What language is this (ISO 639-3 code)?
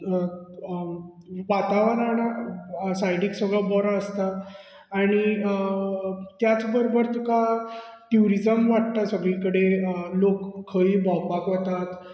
kok